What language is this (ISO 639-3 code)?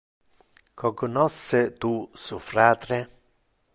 ina